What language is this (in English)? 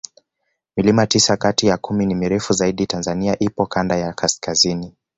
Swahili